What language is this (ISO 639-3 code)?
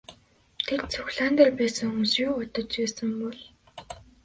mon